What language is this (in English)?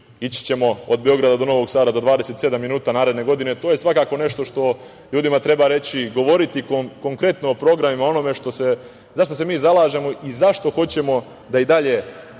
Serbian